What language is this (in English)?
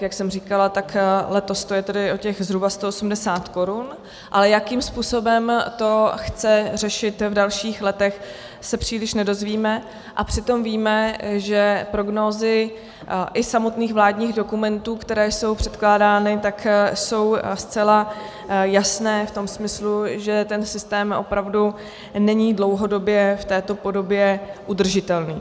Czech